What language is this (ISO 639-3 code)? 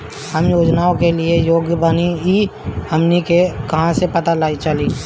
bho